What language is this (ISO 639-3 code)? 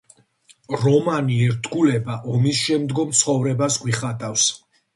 kat